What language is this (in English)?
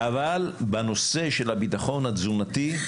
Hebrew